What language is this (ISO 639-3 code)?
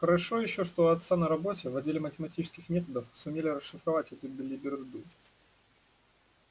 rus